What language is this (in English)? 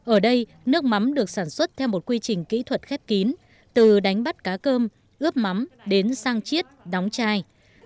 Vietnamese